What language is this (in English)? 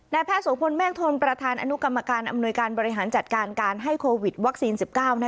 Thai